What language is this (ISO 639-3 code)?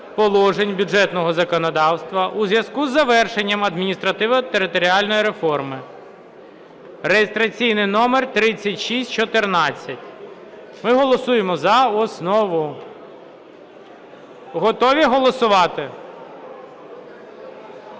ukr